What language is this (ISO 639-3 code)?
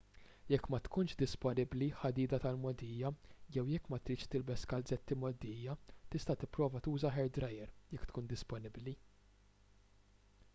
mlt